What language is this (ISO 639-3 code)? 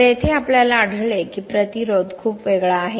mar